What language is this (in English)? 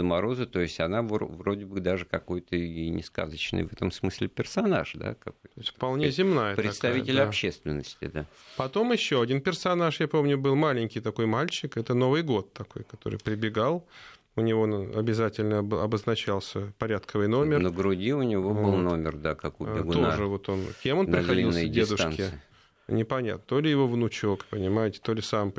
Russian